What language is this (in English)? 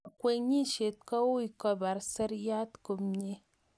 Kalenjin